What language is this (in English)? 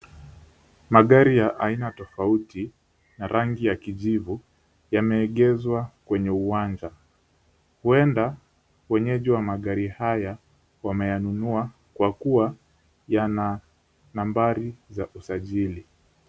Swahili